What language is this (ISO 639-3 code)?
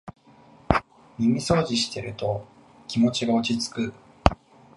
jpn